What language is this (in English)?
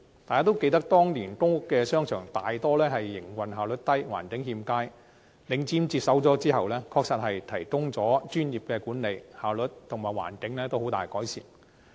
Cantonese